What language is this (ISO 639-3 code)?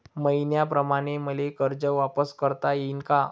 mar